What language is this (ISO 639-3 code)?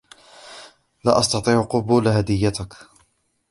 ara